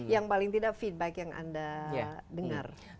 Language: Indonesian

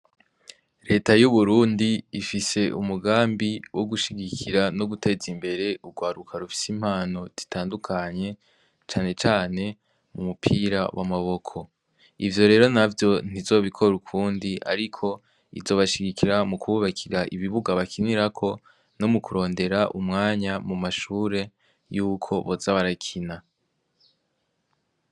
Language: Rundi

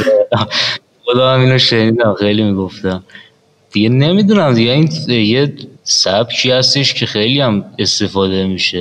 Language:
Persian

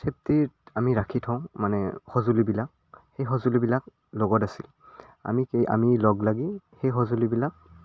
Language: Assamese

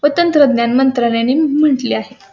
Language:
Marathi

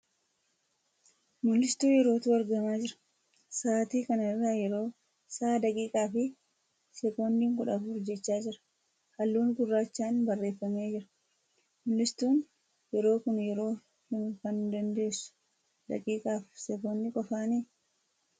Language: Oromo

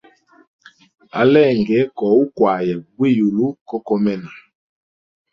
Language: Hemba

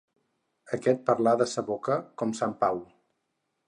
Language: Catalan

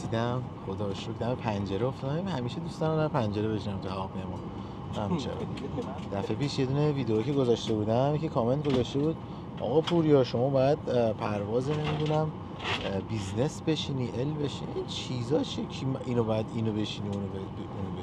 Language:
Persian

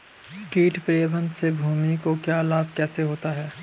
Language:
Hindi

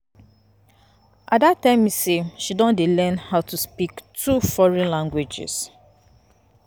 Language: Nigerian Pidgin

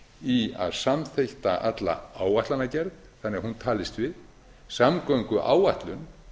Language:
Icelandic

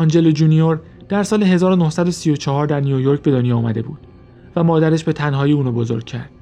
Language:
Persian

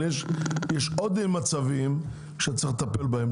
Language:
Hebrew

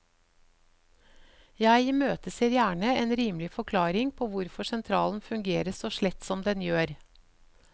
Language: Norwegian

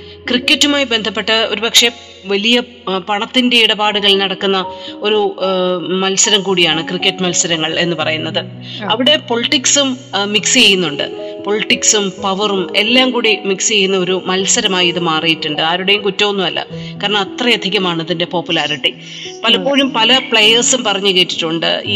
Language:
Malayalam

